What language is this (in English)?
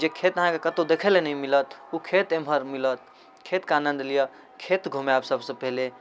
Maithili